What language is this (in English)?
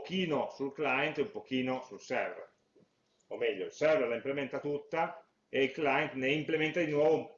Italian